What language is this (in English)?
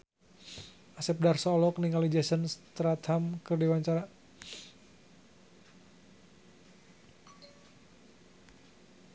Sundanese